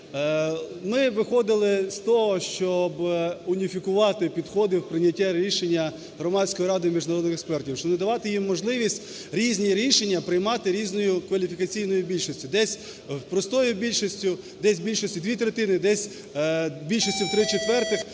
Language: Ukrainian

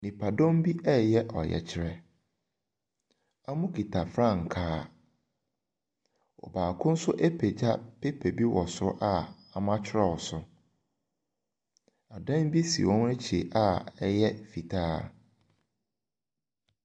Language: Akan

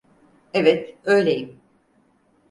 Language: Turkish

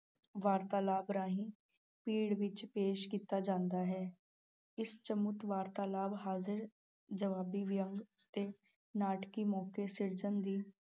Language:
Punjabi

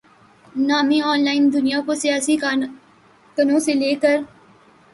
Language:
Urdu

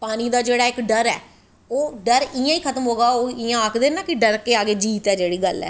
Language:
Dogri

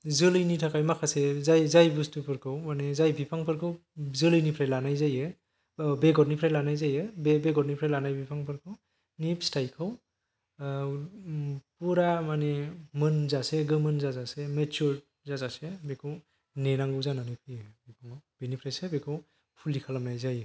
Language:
Bodo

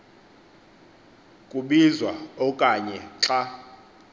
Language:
Xhosa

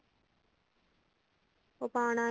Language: Punjabi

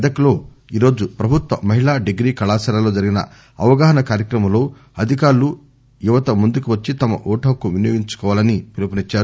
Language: Telugu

